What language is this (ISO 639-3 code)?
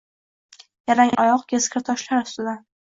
uzb